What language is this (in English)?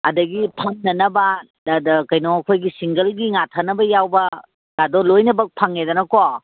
Manipuri